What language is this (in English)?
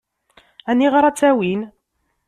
Kabyle